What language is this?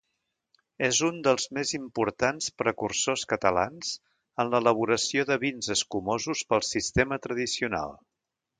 Catalan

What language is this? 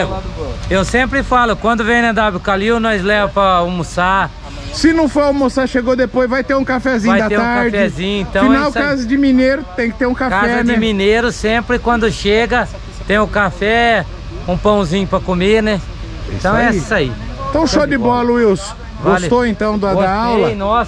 Portuguese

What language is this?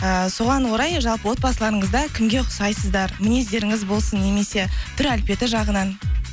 Kazakh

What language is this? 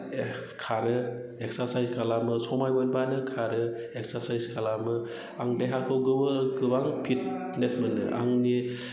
Bodo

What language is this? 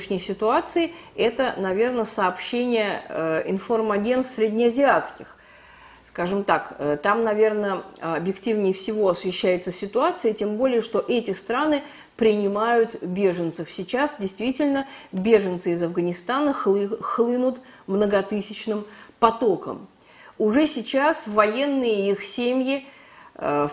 Russian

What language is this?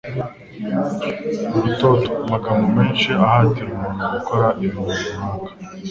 Kinyarwanda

